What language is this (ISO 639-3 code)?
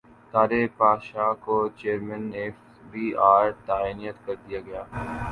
urd